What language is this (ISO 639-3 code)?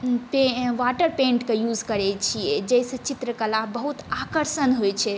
mai